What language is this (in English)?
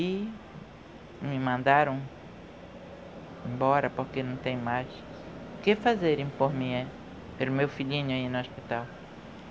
Portuguese